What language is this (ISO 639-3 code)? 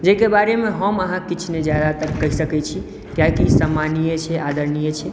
mai